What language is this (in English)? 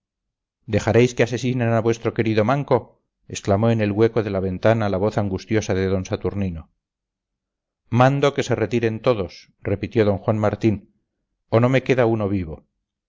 Spanish